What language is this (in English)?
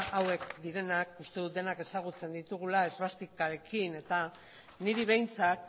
Basque